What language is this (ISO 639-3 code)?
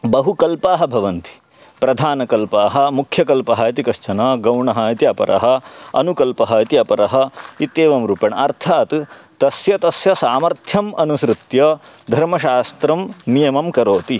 san